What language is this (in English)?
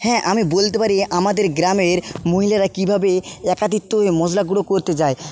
Bangla